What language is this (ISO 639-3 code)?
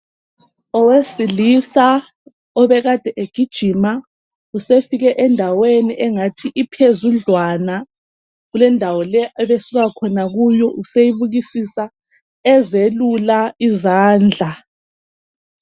nde